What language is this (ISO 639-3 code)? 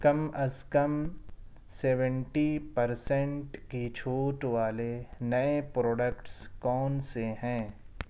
urd